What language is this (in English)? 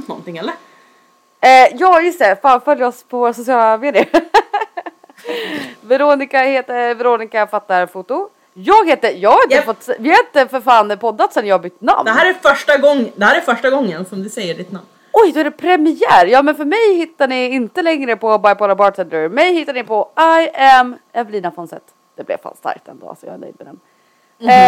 Swedish